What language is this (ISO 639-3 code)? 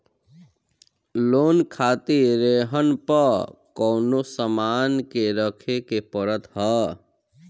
bho